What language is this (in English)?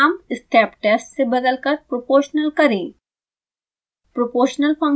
Hindi